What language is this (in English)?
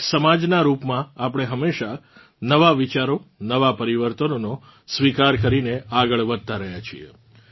Gujarati